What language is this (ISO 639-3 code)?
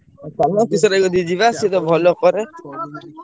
ori